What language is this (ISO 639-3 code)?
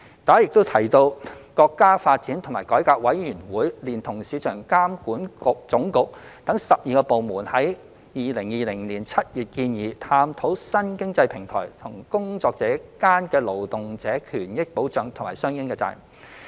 yue